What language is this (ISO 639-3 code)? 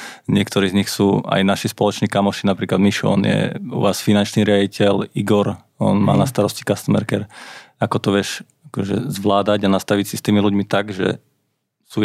slk